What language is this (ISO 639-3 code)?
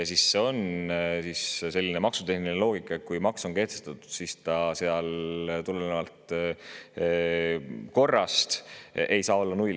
est